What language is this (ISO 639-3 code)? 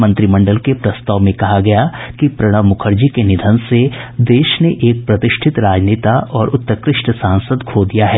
hin